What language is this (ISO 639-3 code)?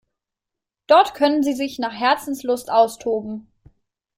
deu